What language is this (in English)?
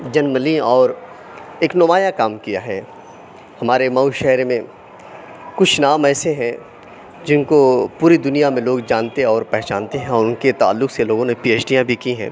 Urdu